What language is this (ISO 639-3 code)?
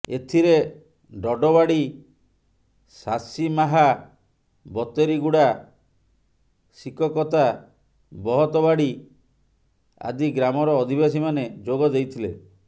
ori